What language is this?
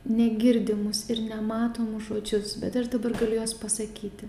Lithuanian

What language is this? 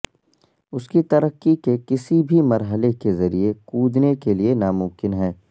Urdu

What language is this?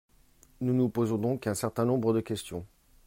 French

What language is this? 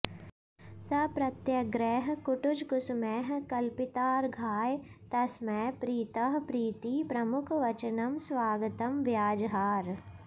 Sanskrit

